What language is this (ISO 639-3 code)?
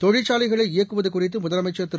tam